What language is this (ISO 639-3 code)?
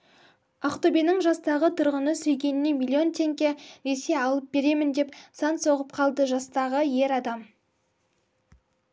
kaz